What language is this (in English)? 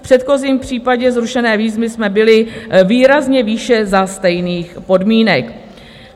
Czech